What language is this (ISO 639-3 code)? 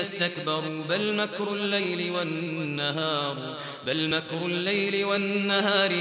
ara